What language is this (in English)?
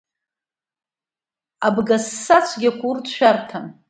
Abkhazian